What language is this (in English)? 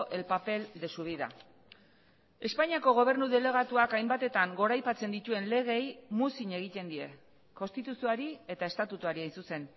Basque